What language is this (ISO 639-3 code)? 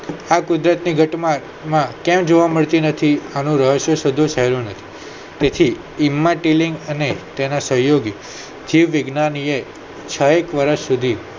guj